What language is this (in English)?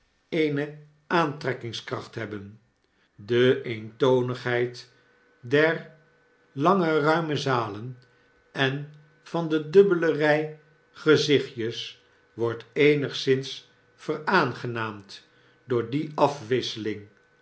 Dutch